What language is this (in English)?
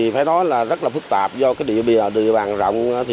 Vietnamese